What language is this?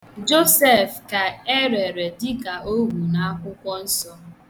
Igbo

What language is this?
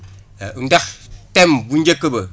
Wolof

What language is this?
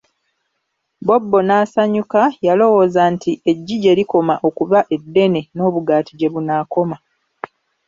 Ganda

